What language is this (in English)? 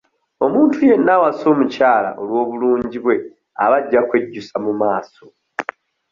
Ganda